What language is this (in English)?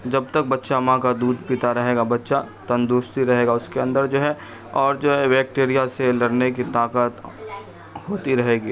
Urdu